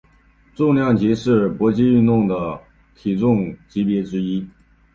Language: Chinese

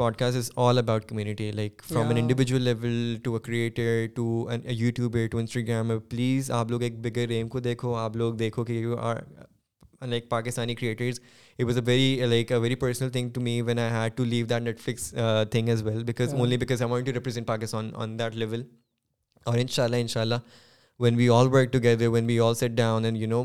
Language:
Urdu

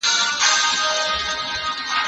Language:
Pashto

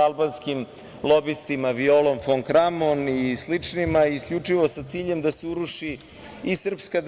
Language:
Serbian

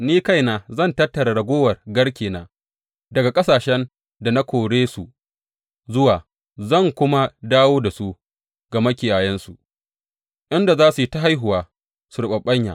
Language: Hausa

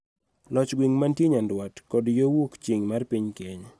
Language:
Luo (Kenya and Tanzania)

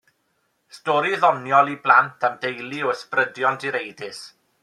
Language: Welsh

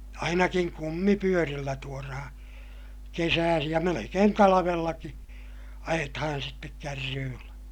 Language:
Finnish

